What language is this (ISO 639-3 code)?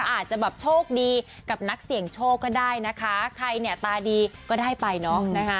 tha